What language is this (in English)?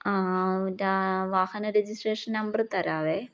Malayalam